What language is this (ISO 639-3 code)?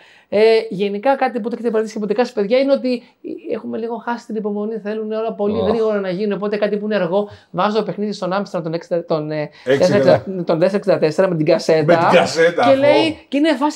ell